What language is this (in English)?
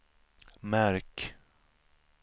Swedish